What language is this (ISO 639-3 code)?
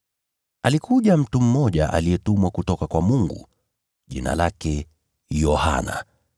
swa